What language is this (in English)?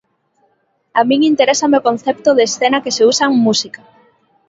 Galician